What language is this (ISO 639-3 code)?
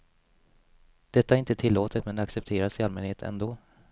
swe